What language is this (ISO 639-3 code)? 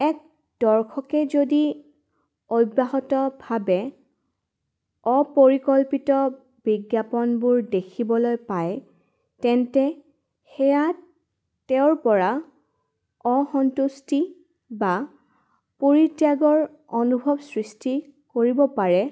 asm